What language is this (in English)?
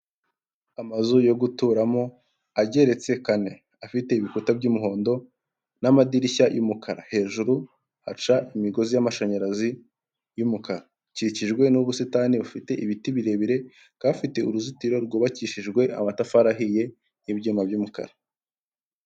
Kinyarwanda